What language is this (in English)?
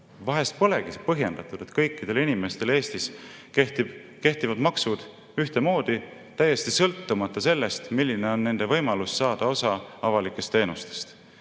Estonian